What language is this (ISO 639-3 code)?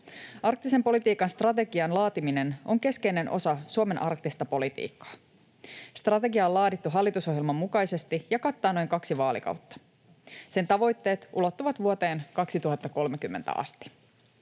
fin